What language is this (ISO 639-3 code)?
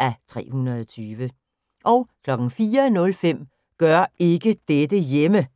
dan